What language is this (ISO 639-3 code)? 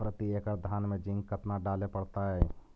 mag